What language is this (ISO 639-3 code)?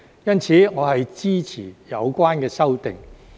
yue